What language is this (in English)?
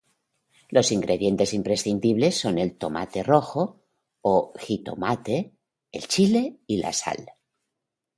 Spanish